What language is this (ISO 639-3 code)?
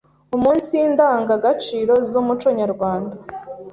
kin